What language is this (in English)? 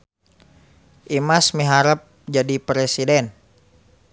Sundanese